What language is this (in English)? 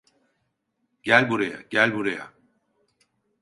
Turkish